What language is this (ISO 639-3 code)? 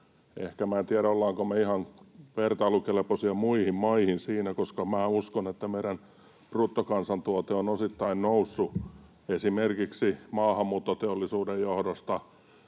fin